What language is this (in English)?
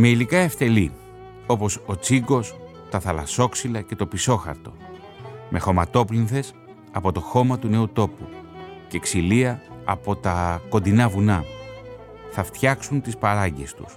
Greek